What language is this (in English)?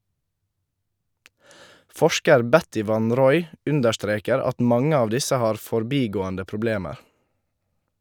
Norwegian